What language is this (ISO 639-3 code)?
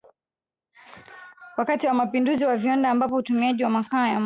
swa